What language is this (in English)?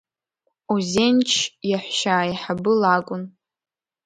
Abkhazian